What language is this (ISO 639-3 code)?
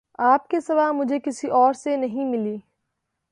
urd